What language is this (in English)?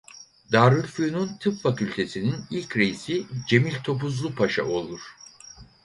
Turkish